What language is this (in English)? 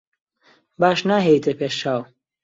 Central Kurdish